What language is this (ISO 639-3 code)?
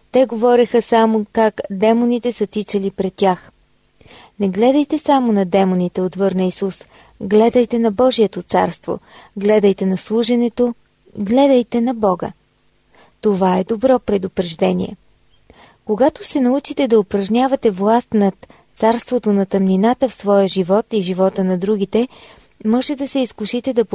bul